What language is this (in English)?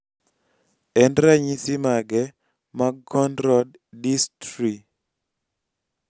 Luo (Kenya and Tanzania)